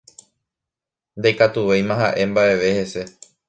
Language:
Guarani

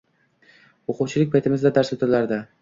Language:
Uzbek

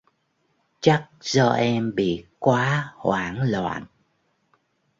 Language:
Vietnamese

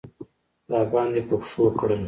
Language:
Pashto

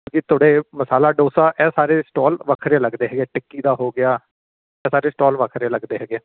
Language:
Punjabi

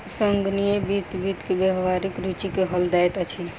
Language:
Maithili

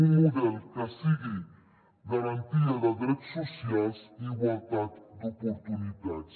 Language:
Catalan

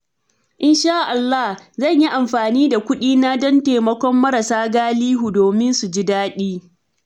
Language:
Hausa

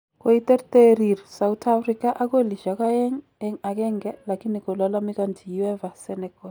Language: Kalenjin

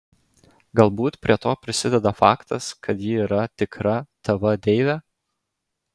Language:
Lithuanian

